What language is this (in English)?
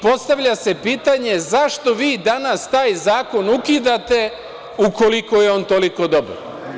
Serbian